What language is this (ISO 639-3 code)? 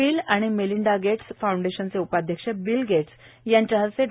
mar